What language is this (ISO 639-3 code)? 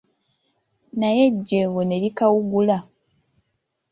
lug